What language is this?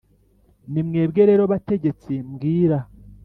Kinyarwanda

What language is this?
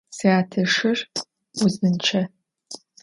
Adyghe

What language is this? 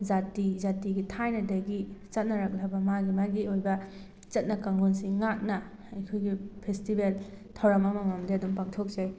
Manipuri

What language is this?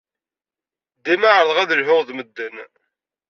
Kabyle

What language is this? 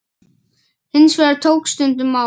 Icelandic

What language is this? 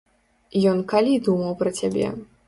Belarusian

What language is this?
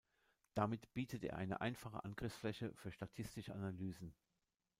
German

